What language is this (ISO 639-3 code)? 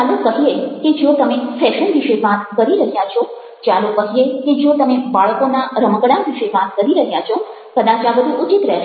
guj